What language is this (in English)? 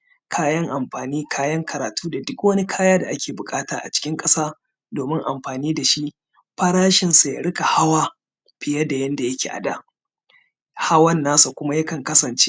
Hausa